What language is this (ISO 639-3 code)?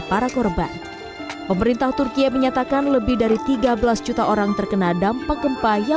ind